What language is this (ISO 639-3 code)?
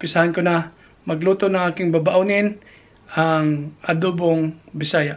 fil